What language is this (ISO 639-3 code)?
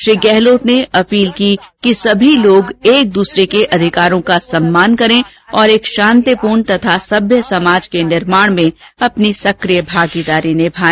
hin